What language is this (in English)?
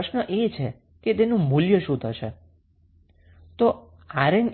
Gujarati